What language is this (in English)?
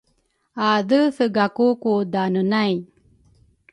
Rukai